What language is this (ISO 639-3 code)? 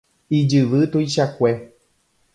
grn